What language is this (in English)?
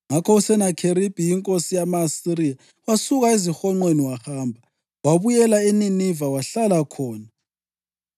North Ndebele